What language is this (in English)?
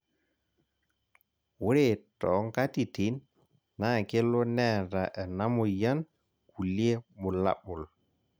Masai